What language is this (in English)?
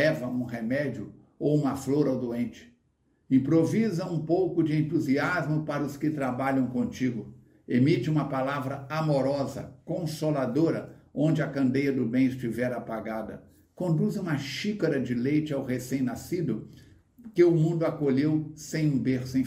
Portuguese